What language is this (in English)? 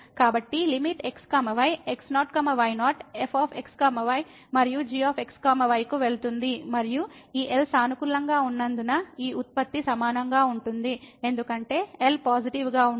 Telugu